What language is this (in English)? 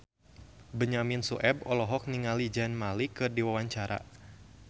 Sundanese